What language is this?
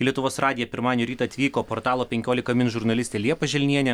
Lithuanian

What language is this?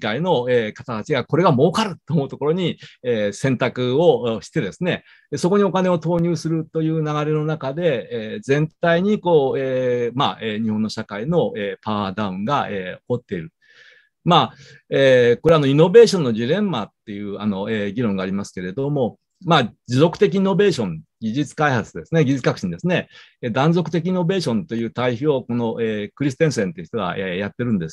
Japanese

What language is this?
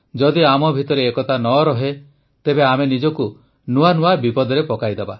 Odia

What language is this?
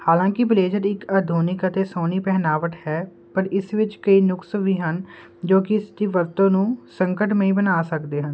Punjabi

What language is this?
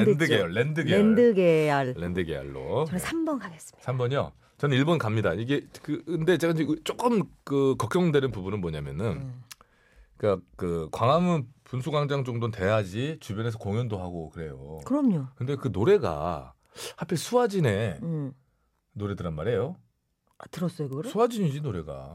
Korean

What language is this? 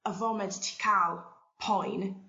Welsh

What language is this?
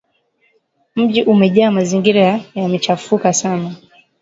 Swahili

